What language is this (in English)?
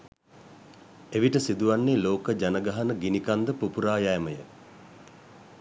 Sinhala